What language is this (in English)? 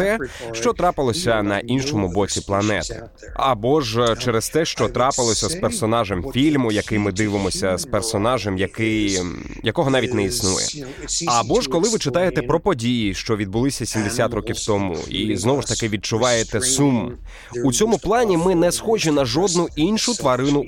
Ukrainian